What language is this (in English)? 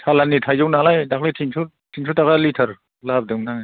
Bodo